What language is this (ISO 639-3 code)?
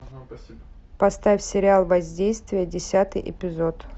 rus